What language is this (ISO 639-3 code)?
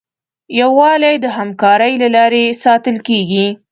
pus